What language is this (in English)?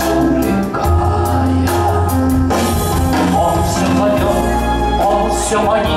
Korean